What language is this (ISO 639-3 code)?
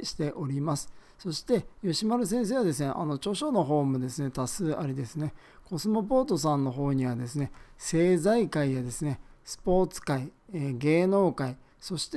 jpn